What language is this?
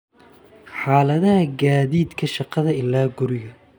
Somali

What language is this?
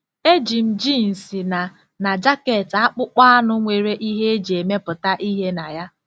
Igbo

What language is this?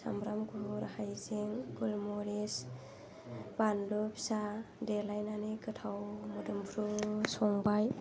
Bodo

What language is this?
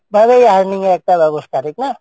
Bangla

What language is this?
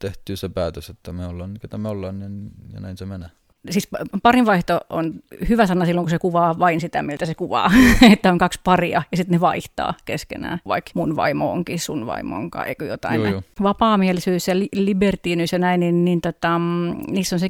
Finnish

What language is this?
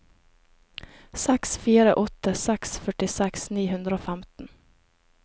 Norwegian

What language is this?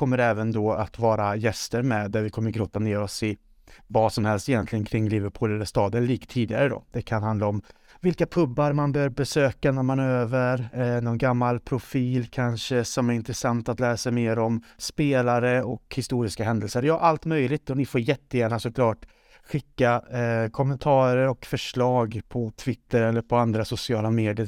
Swedish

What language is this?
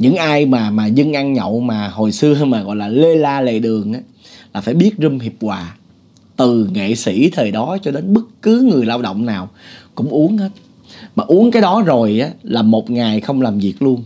Vietnamese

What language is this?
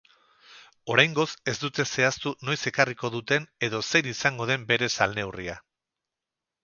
Basque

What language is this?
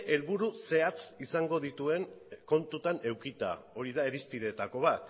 Basque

